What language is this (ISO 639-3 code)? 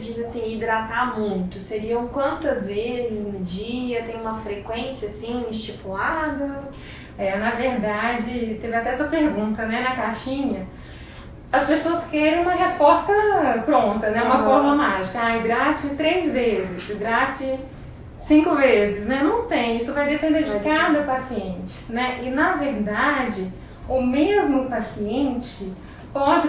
por